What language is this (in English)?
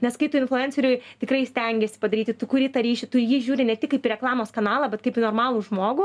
Lithuanian